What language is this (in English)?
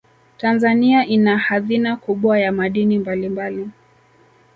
Swahili